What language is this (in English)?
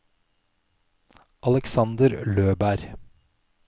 Norwegian